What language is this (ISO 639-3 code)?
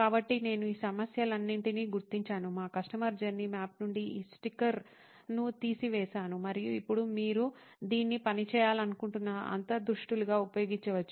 tel